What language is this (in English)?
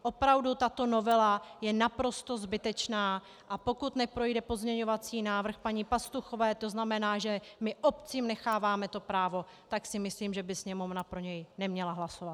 Czech